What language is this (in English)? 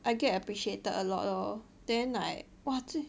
English